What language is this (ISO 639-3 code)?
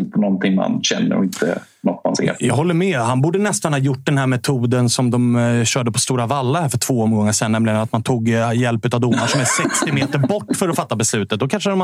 swe